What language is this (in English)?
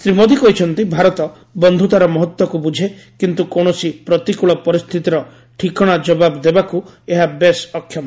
Odia